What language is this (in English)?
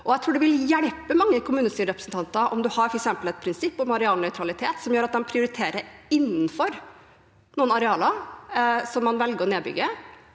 Norwegian